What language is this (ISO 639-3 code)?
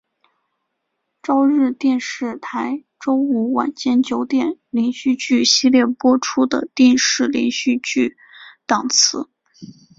zho